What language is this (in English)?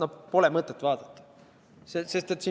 Estonian